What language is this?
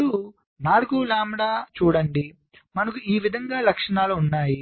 Telugu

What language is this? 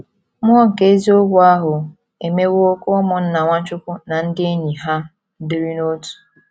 Igbo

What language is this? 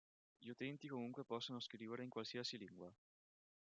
Italian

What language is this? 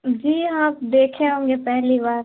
Urdu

